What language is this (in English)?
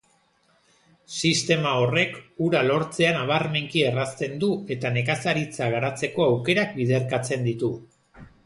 Basque